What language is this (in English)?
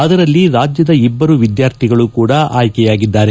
Kannada